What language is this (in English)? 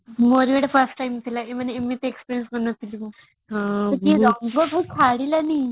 Odia